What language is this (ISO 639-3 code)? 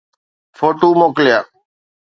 snd